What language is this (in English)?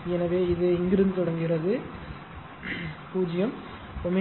Tamil